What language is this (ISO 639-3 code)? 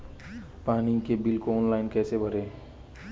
hin